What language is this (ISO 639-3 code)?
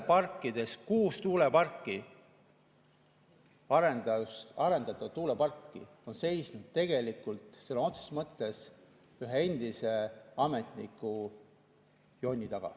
est